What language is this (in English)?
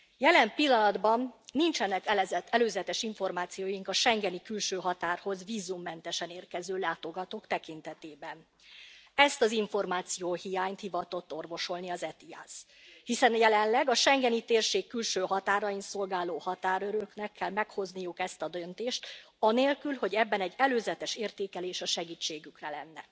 Hungarian